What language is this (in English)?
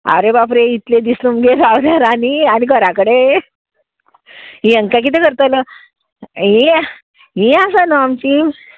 Konkani